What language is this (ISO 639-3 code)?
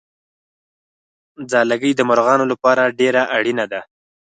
pus